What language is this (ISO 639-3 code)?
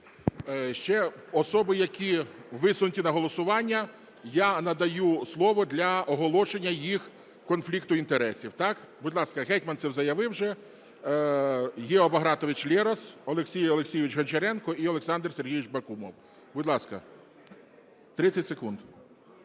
ukr